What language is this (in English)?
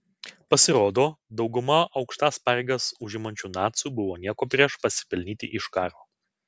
Lithuanian